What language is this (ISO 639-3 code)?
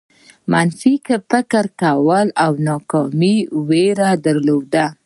pus